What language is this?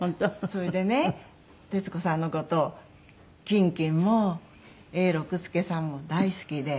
Japanese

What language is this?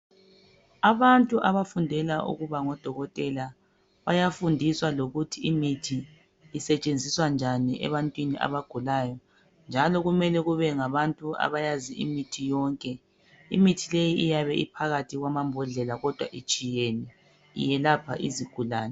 North Ndebele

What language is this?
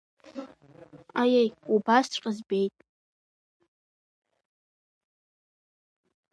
Abkhazian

